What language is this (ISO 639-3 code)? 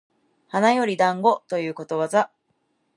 jpn